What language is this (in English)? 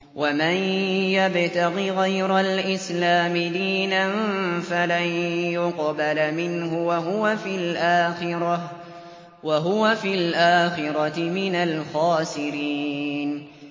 Arabic